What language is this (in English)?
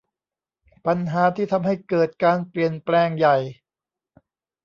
Thai